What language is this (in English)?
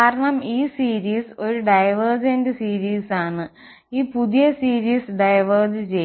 Malayalam